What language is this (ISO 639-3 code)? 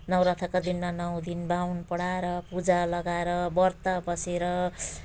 nep